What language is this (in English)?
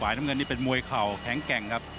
Thai